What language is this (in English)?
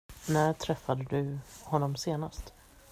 Swedish